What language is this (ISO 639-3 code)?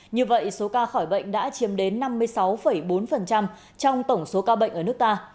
vie